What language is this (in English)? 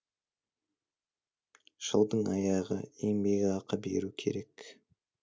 Kazakh